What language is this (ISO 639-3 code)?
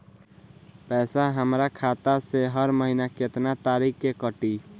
bho